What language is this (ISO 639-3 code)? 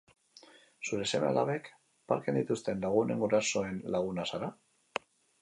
eus